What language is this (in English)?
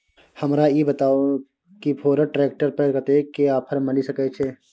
Maithili